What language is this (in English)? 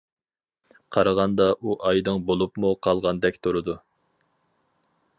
Uyghur